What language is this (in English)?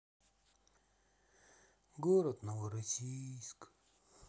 Russian